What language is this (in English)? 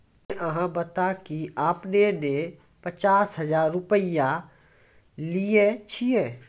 Maithili